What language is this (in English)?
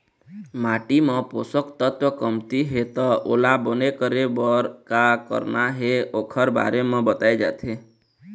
Chhattisgarhi